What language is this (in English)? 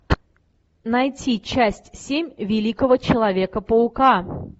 Russian